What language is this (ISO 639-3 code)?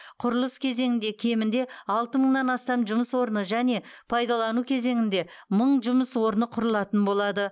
kaz